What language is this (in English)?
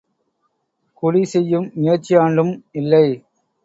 Tamil